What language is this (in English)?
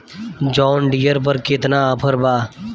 Bhojpuri